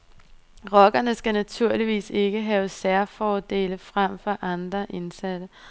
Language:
Danish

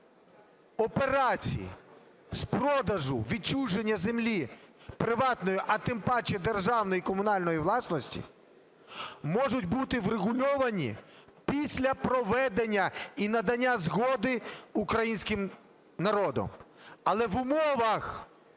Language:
Ukrainian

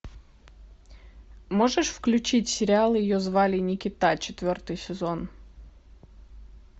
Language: Russian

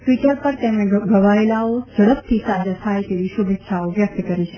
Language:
Gujarati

